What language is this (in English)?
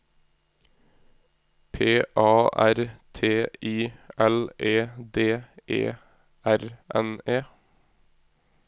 Norwegian